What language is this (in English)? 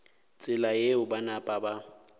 Northern Sotho